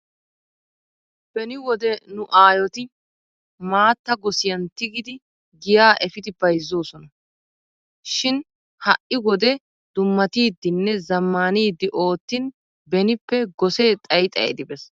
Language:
Wolaytta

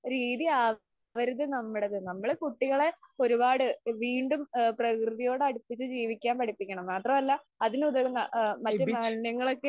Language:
Malayalam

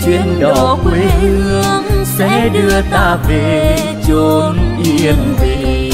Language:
Vietnamese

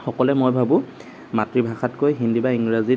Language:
Assamese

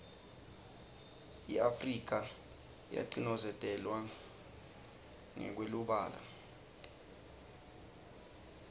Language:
Swati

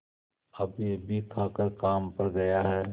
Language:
Hindi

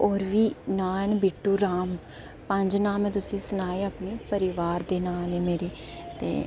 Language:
Dogri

